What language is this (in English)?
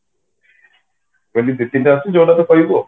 Odia